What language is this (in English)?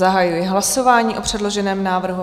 Czech